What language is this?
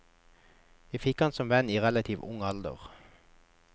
Norwegian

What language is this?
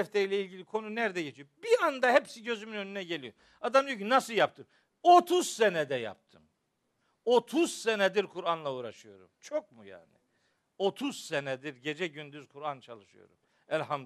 Turkish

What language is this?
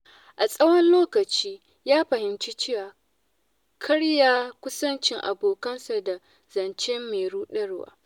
Hausa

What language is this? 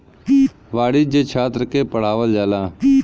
Bhojpuri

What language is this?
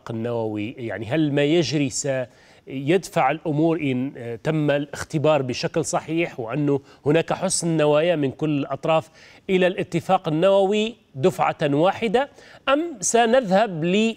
Arabic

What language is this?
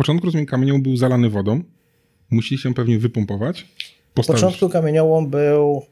Polish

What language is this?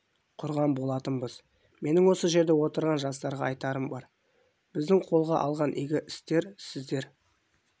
Kazakh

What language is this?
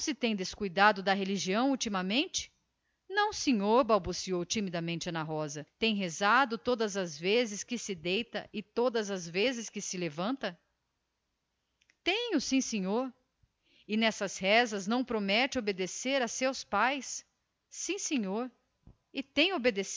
Portuguese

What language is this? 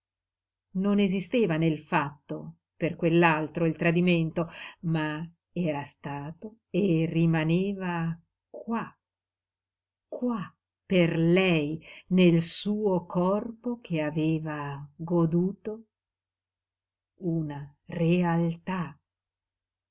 Italian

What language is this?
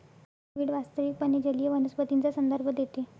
Marathi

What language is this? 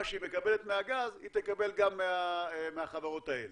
Hebrew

